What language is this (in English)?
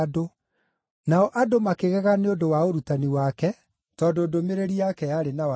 Kikuyu